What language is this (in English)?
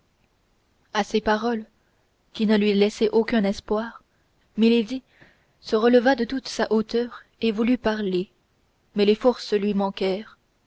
French